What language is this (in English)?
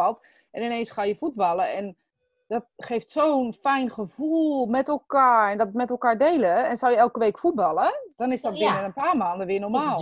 Dutch